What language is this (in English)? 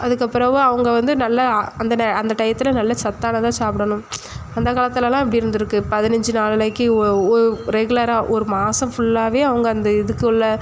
Tamil